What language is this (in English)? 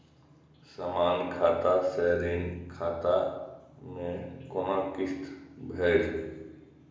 Maithili